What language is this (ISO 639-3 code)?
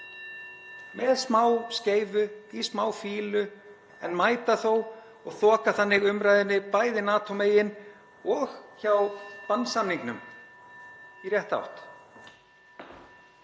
isl